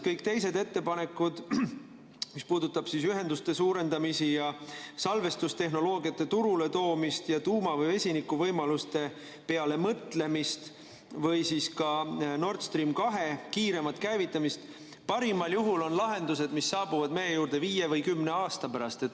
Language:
Estonian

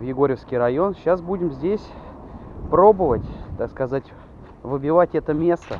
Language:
Russian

